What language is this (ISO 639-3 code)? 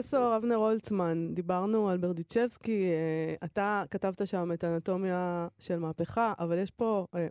heb